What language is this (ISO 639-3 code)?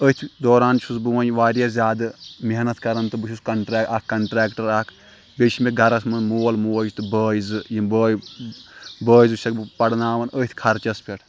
kas